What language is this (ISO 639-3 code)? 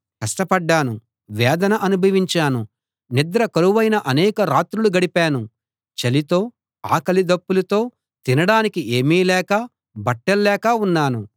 tel